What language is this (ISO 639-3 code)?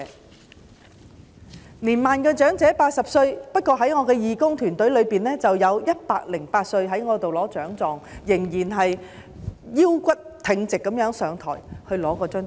yue